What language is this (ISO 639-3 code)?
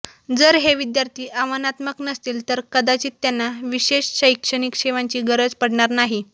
mar